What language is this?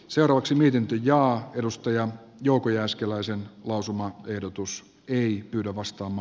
Finnish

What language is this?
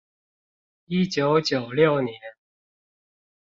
Chinese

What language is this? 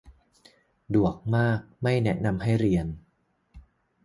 Thai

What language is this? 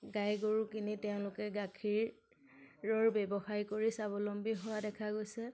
Assamese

